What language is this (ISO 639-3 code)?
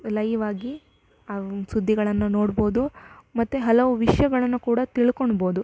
kan